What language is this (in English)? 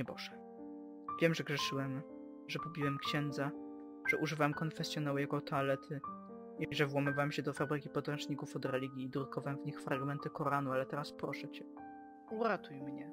Polish